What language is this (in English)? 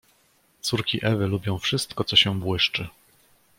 Polish